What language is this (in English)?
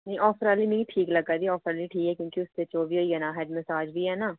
Dogri